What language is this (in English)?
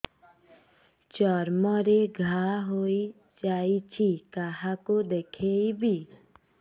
Odia